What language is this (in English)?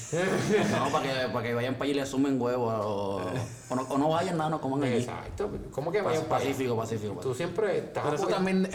Spanish